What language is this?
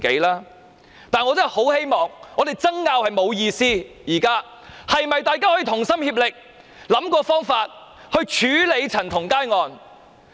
Cantonese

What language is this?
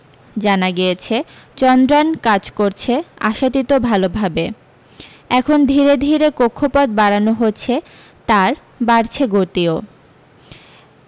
Bangla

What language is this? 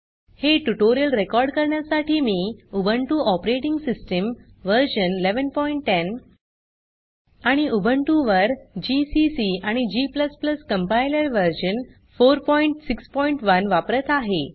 Marathi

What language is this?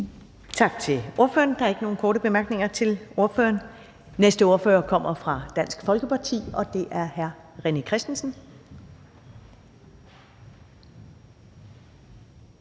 Danish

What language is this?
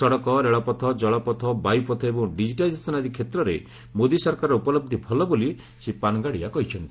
Odia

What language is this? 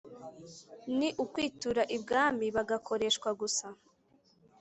Kinyarwanda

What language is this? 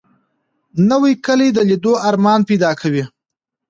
Pashto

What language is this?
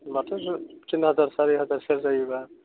Bodo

